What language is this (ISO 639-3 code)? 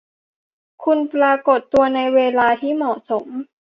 tha